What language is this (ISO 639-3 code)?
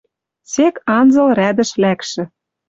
mrj